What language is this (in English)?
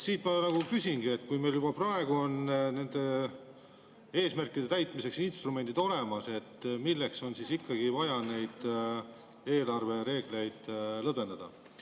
Estonian